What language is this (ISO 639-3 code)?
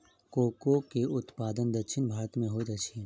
mai